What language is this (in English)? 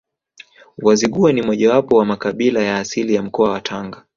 Swahili